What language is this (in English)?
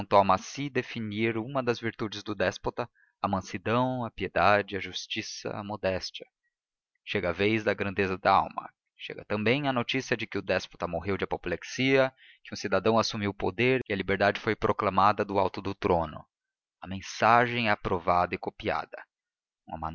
Portuguese